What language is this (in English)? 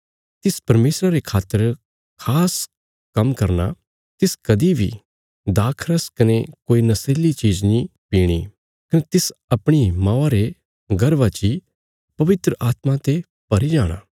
Bilaspuri